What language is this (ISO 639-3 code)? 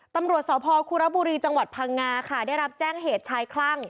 tha